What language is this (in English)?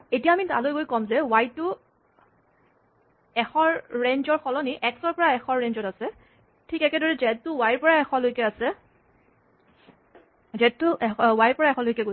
Assamese